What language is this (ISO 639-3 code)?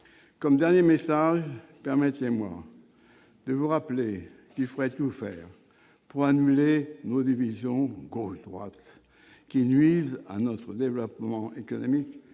fra